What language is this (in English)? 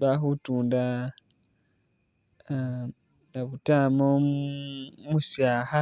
Masaaba